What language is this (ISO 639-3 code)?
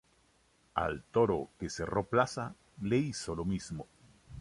spa